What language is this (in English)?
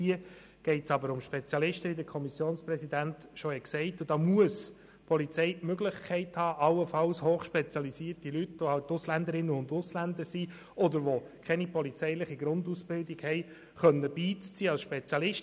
Swiss German